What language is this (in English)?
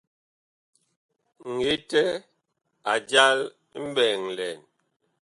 Bakoko